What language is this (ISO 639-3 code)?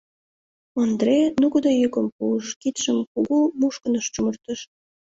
chm